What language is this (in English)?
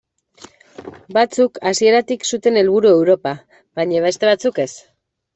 Basque